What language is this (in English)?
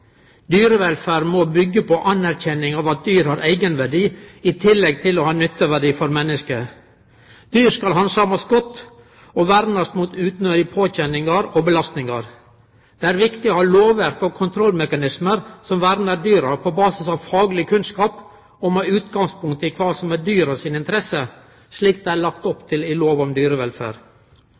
Norwegian Nynorsk